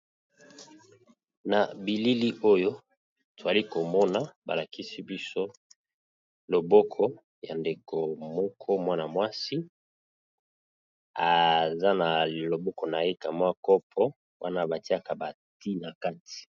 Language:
Lingala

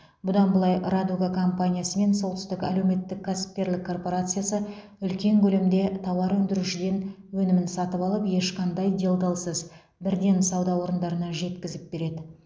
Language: Kazakh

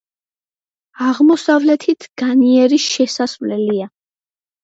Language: Georgian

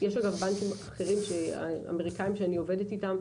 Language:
Hebrew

